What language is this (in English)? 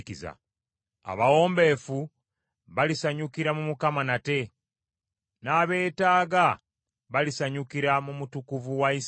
Ganda